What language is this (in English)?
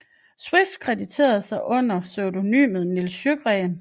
Danish